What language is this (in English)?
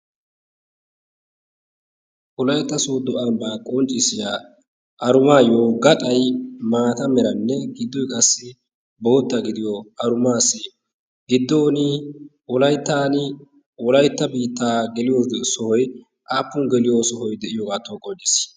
Wolaytta